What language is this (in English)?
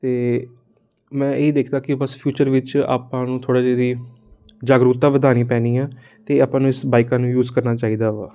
Punjabi